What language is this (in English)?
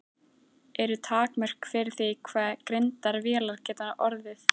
Icelandic